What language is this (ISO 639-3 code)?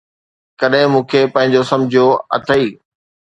snd